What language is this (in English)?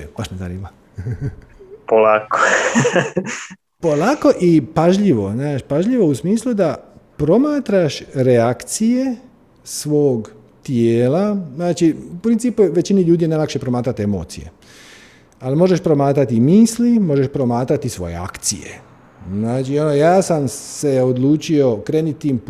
Croatian